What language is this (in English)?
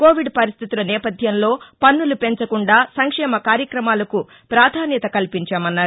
Telugu